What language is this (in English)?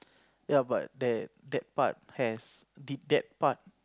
English